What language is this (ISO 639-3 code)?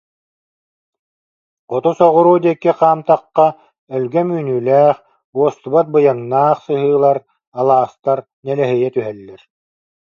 sah